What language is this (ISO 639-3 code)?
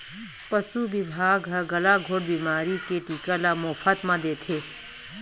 hne